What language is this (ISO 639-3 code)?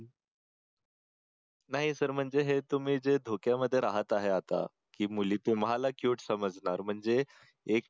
mar